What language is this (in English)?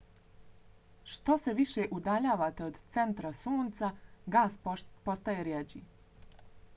Bosnian